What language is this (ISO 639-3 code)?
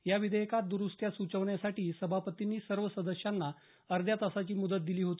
mar